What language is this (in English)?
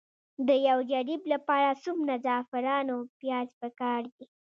Pashto